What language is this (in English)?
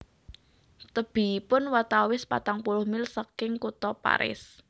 Javanese